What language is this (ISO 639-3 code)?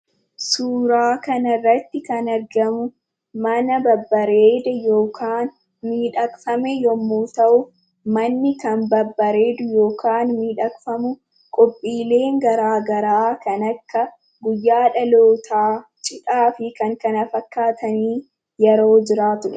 orm